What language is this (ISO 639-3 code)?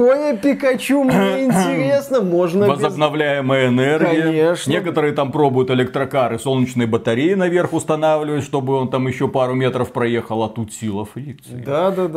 rus